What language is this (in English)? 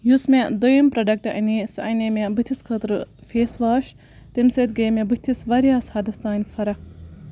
Kashmiri